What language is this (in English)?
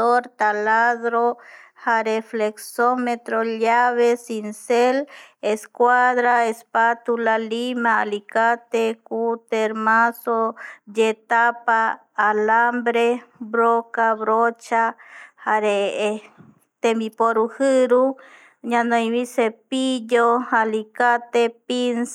Eastern Bolivian Guaraní